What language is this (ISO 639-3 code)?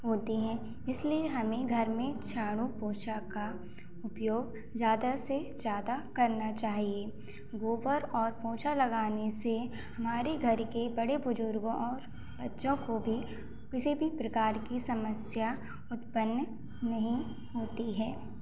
hin